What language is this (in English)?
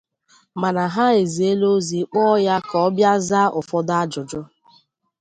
Igbo